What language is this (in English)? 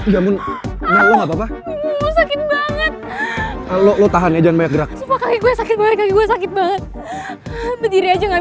Indonesian